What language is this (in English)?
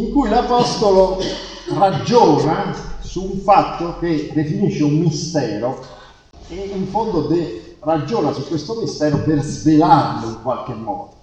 Italian